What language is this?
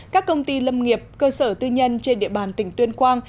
Vietnamese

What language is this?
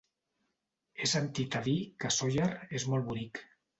Catalan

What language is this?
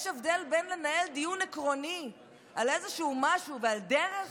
Hebrew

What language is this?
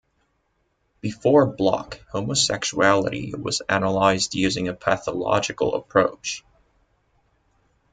English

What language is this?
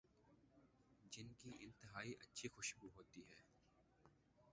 Urdu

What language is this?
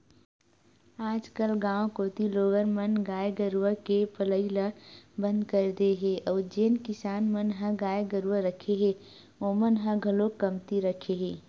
Chhattisgarhi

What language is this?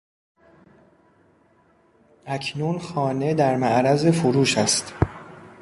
Persian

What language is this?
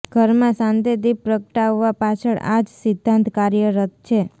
Gujarati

